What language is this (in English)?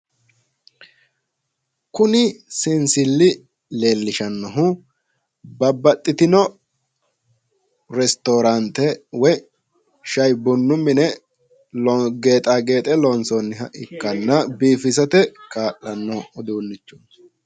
Sidamo